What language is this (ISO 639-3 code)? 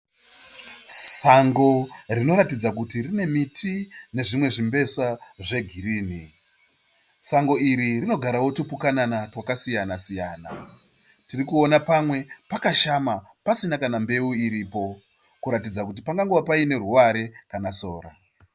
sna